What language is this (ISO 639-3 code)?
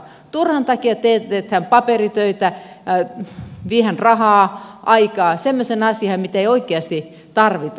fin